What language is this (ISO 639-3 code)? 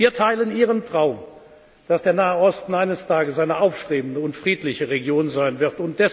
deu